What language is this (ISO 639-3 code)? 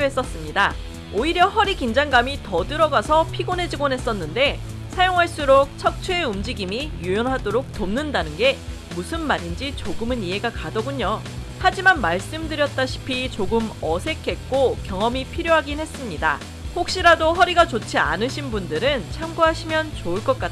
kor